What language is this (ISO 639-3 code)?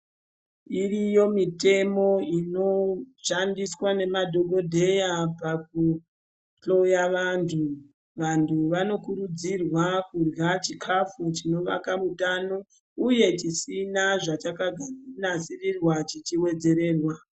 ndc